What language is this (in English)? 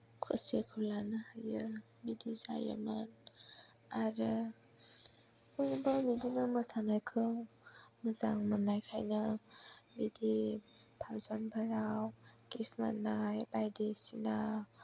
Bodo